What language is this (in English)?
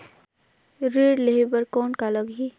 Chhattisgarhi